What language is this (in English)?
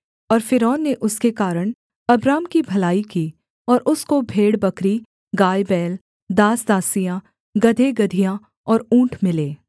Hindi